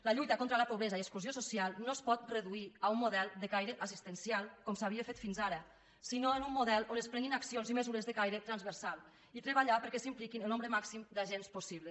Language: Catalan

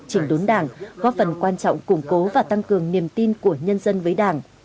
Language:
Vietnamese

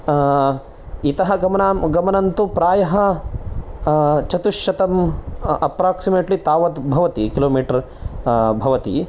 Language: Sanskrit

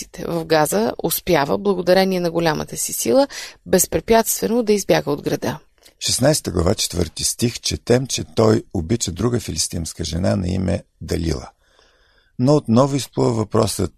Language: Bulgarian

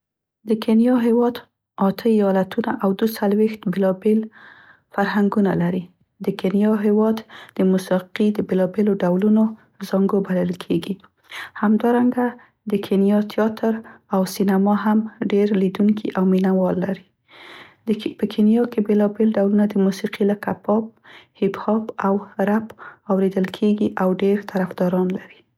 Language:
Central Pashto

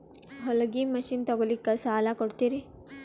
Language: Kannada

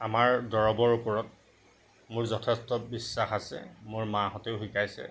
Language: Assamese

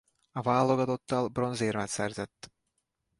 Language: Hungarian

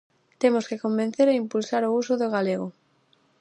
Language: Galician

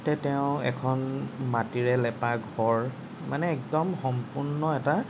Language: Assamese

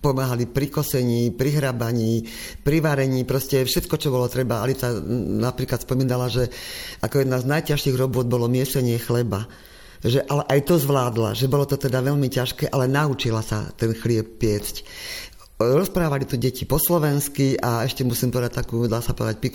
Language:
Slovak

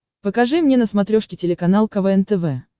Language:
Russian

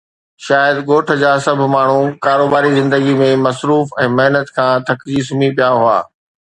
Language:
Sindhi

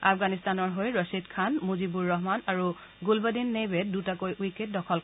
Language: Assamese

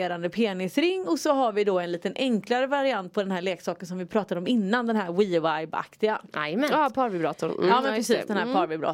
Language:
Swedish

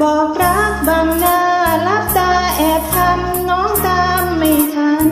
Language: Thai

